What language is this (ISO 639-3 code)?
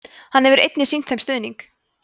isl